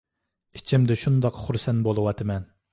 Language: Uyghur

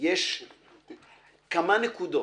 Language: Hebrew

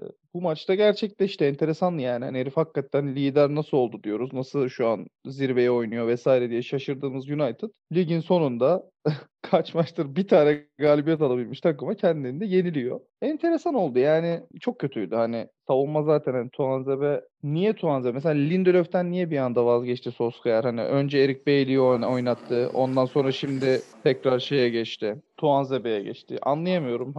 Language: Turkish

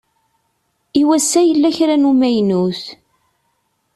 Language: Kabyle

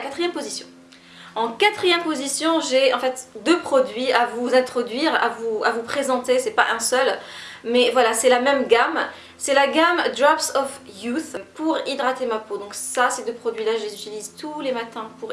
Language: French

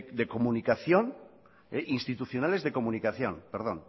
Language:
Spanish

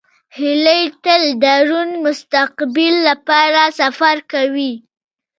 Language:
Pashto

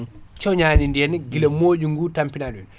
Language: Fula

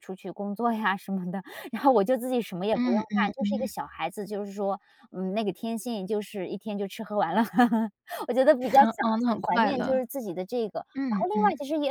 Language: Chinese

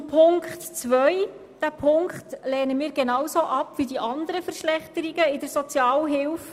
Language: Swiss German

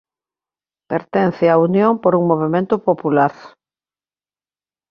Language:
Galician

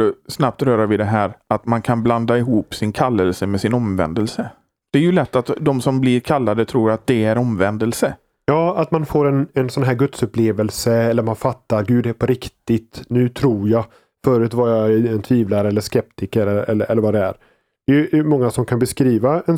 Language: Swedish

